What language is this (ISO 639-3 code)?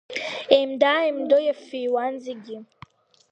abk